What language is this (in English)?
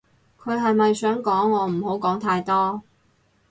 Cantonese